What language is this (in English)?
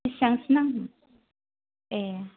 Bodo